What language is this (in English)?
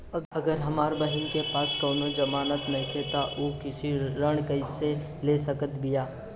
Bhojpuri